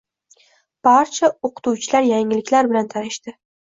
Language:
Uzbek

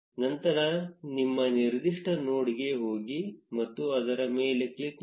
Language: Kannada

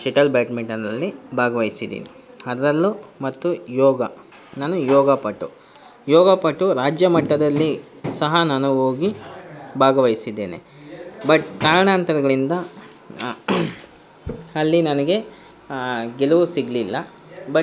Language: Kannada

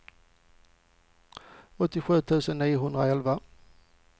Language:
Swedish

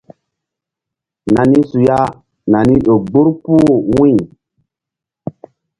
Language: Mbum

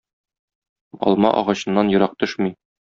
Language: Tatar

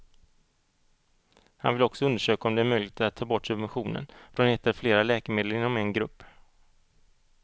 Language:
Swedish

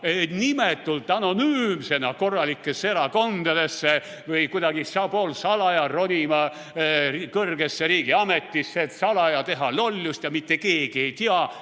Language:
Estonian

